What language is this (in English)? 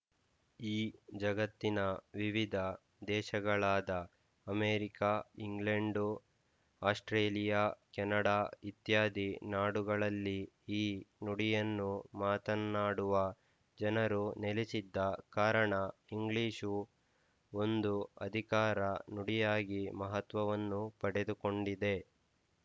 Kannada